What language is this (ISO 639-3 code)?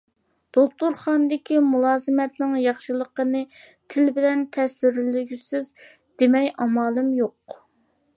uig